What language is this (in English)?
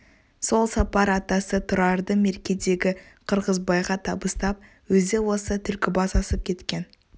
Kazakh